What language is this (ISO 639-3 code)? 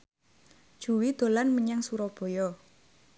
jav